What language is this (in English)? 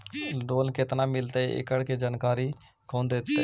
Magahi